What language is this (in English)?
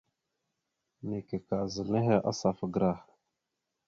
Mada (Cameroon)